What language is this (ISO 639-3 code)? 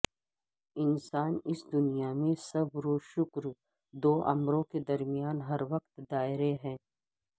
urd